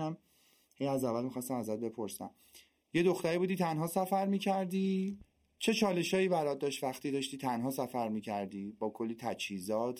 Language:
Persian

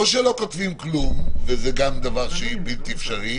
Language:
Hebrew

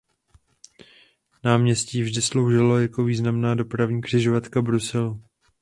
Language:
Czech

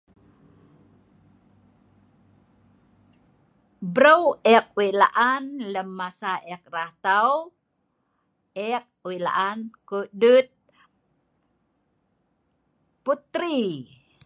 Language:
Sa'ban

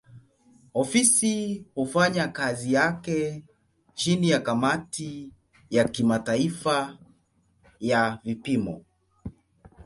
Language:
Swahili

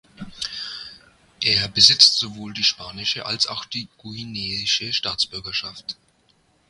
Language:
German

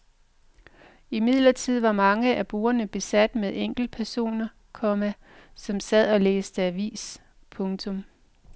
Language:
Danish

